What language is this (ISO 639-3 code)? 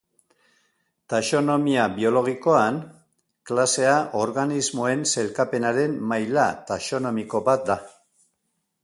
eus